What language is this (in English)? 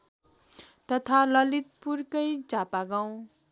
Nepali